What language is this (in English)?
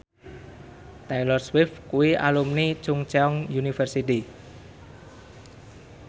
Javanese